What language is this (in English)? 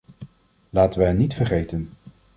Dutch